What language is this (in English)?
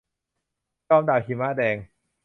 Thai